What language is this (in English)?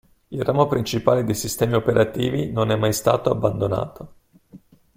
Italian